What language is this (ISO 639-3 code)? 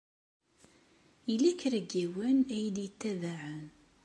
kab